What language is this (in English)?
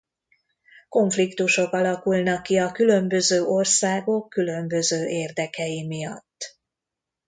Hungarian